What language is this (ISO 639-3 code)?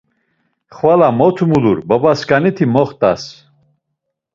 lzz